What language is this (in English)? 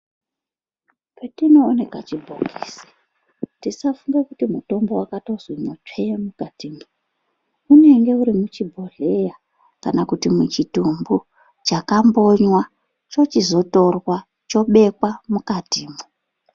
Ndau